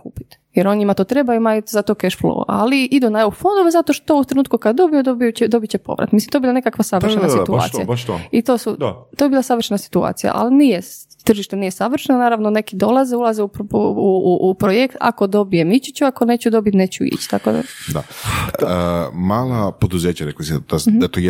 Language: Croatian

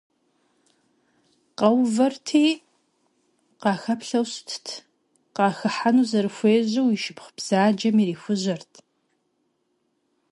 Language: Kabardian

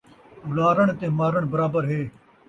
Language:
Saraiki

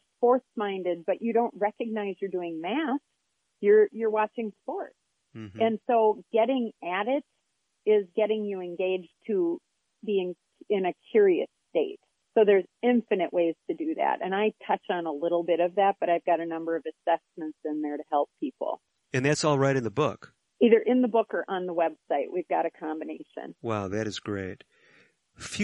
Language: English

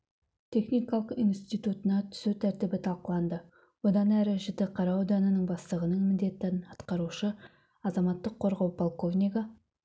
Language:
Kazakh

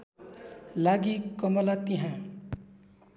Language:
Nepali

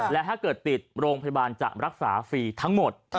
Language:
Thai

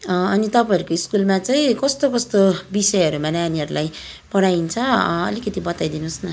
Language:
Nepali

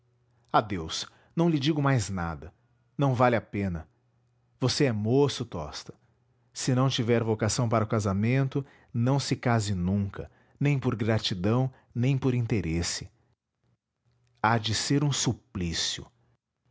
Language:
Portuguese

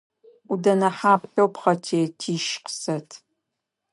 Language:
Adyghe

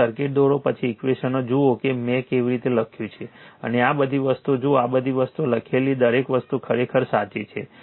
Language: Gujarati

